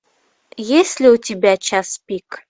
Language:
Russian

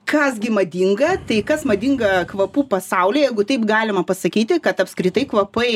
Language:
Lithuanian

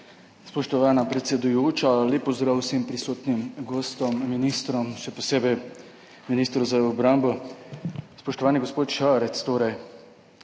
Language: Slovenian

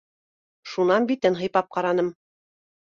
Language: Bashkir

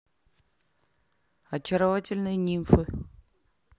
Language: Russian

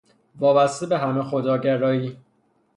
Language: Persian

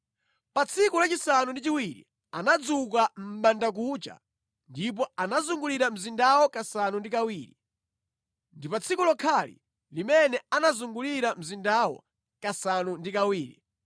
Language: Nyanja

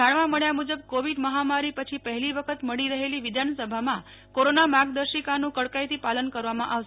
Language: Gujarati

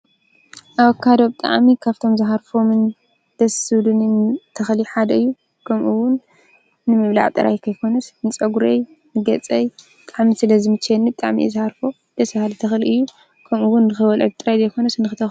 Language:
Tigrinya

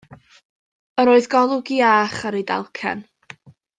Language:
Welsh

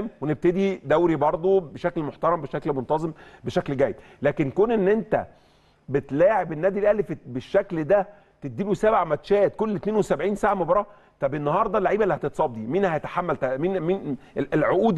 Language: Arabic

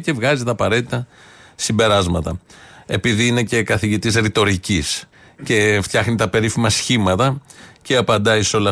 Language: Greek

